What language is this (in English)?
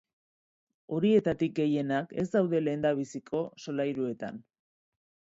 Basque